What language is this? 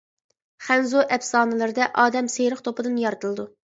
Uyghur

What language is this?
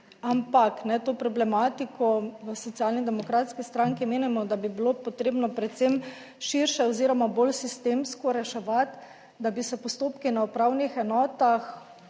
Slovenian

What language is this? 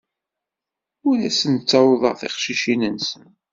Kabyle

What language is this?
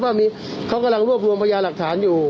Thai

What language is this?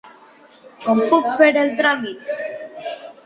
Catalan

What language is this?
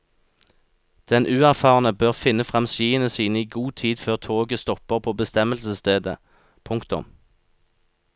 Norwegian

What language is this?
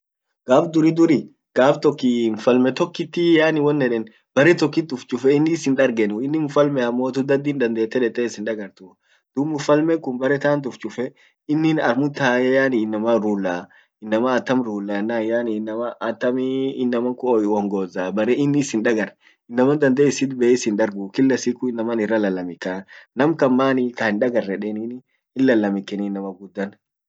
Orma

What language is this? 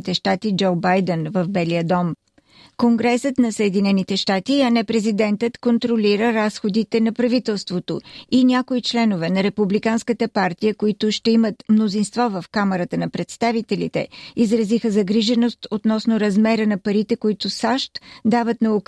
Bulgarian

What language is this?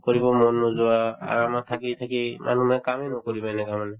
Assamese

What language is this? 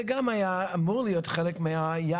Hebrew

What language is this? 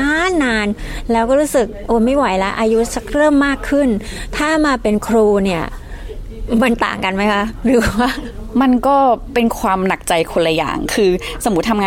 Thai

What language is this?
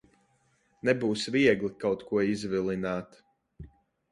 Latvian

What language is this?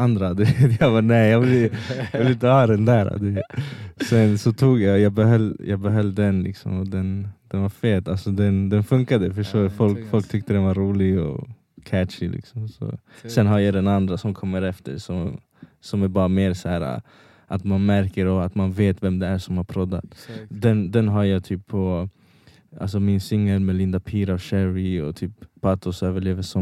Swedish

